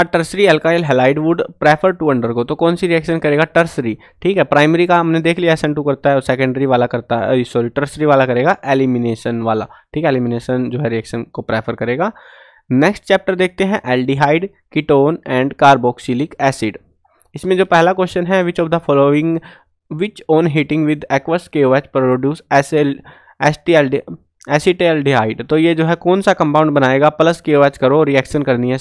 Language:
Hindi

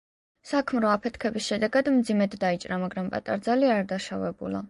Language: Georgian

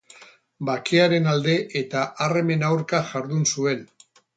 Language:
Basque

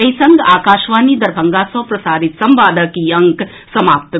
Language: Maithili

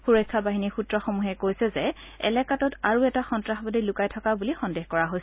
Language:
Assamese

